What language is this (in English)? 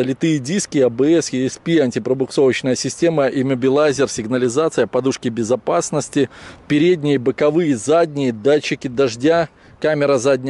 Russian